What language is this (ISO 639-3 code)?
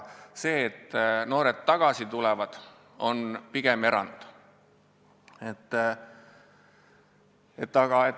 est